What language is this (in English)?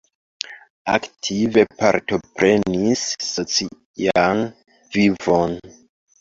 Esperanto